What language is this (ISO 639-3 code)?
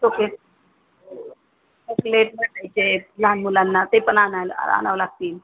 mar